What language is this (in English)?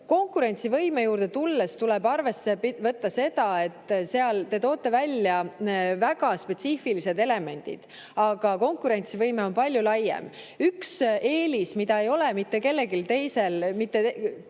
Estonian